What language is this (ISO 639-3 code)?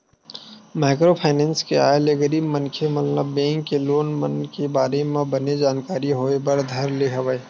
hne